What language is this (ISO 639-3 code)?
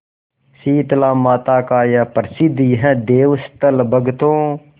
hin